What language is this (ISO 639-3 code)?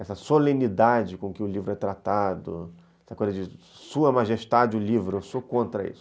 por